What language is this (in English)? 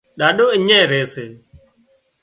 Wadiyara Koli